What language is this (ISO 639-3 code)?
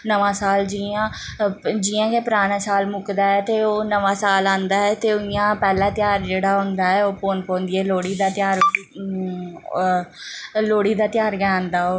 doi